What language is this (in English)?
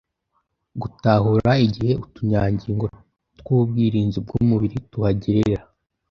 Kinyarwanda